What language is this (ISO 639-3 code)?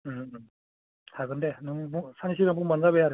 brx